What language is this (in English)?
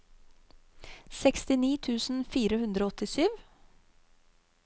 Norwegian